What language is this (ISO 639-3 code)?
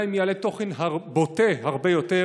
heb